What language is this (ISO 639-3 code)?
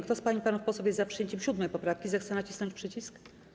pol